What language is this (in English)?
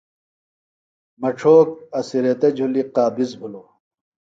Phalura